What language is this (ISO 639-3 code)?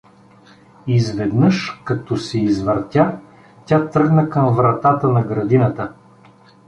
bul